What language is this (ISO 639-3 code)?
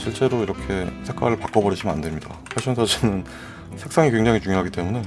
kor